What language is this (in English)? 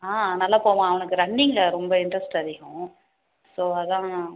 Tamil